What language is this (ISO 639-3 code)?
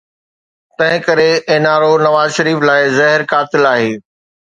snd